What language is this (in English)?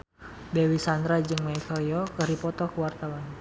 Sundanese